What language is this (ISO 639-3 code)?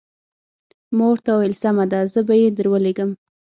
pus